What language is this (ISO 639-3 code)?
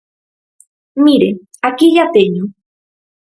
glg